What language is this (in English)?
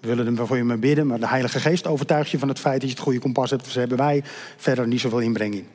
Dutch